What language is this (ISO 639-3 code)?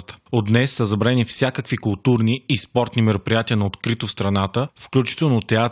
bul